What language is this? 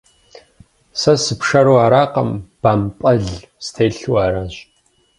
Kabardian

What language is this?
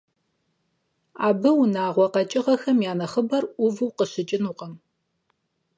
Kabardian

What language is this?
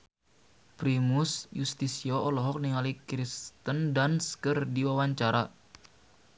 Sundanese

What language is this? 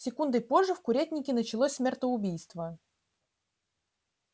Russian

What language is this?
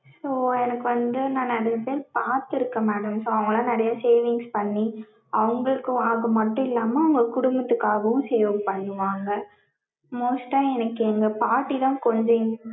Tamil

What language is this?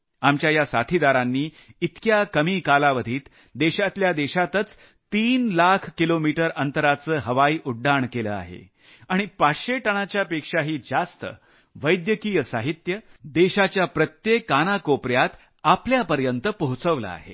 Marathi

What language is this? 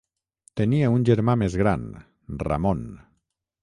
Catalan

